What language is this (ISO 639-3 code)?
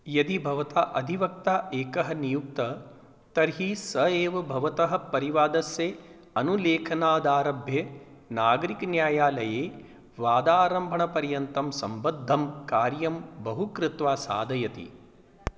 san